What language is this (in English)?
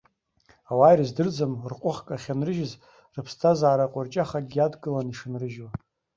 Abkhazian